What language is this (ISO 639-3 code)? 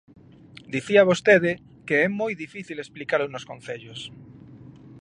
glg